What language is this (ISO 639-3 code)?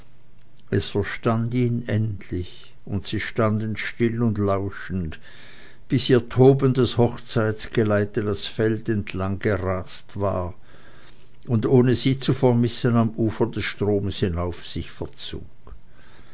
deu